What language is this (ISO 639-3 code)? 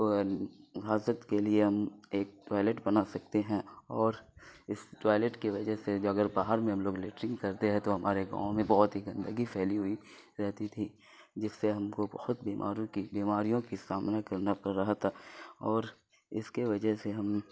urd